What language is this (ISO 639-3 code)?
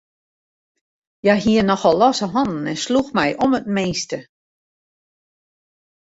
fry